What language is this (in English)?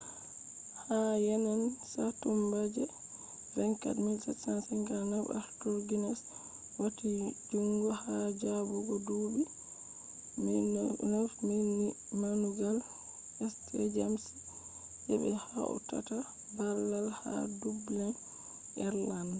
Fula